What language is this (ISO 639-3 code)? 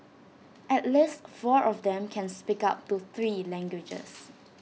eng